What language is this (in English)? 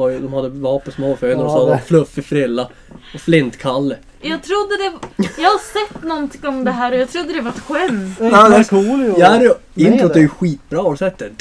Swedish